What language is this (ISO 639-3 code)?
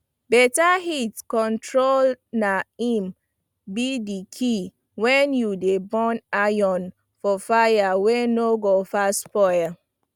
pcm